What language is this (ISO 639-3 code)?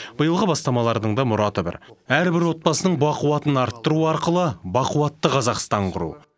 kaz